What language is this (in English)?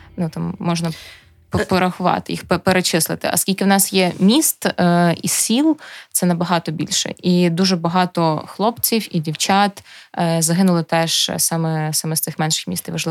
Ukrainian